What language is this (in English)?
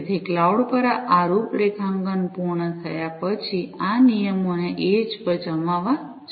Gujarati